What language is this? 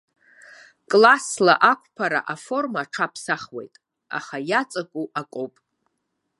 Abkhazian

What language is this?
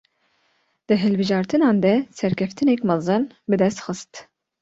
Kurdish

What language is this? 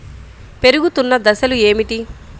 Telugu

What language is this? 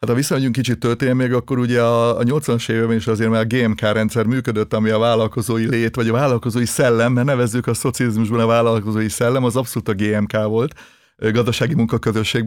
Hungarian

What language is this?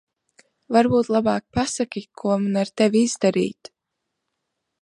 Latvian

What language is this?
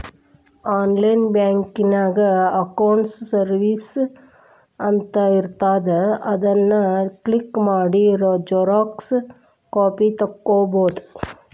Kannada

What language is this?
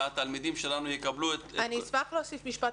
Hebrew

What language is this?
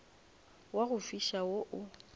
Northern Sotho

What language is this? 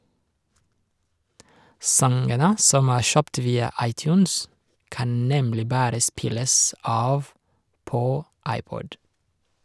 Norwegian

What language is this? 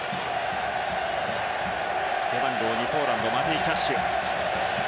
Japanese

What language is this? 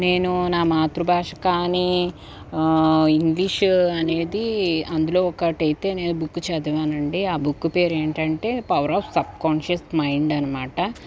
Telugu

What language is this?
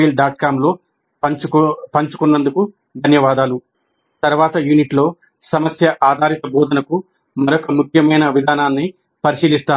Telugu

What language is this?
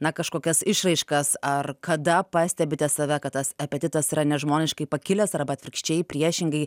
Lithuanian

